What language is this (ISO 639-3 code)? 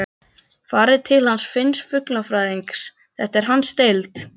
isl